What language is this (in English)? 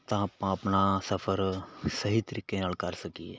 Punjabi